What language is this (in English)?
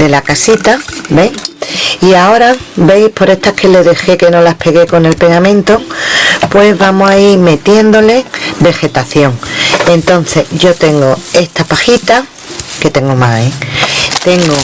Spanish